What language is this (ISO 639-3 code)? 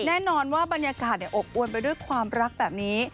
tha